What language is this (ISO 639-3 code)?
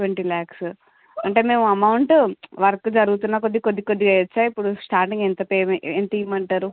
tel